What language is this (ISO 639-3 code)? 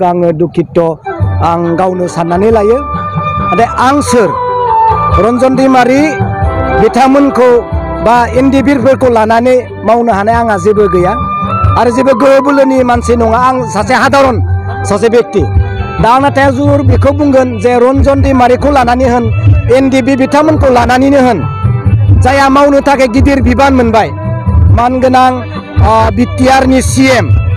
ben